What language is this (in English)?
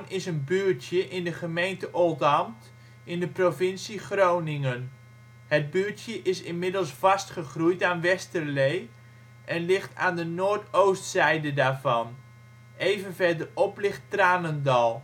Dutch